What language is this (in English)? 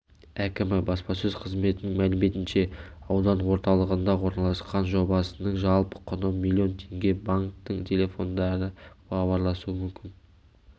Kazakh